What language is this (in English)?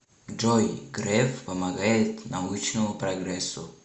Russian